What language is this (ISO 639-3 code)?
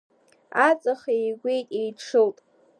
abk